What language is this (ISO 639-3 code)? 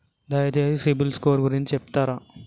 tel